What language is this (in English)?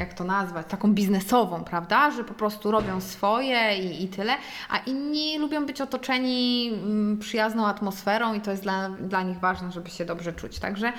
Polish